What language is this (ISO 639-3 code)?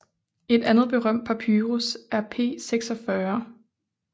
dan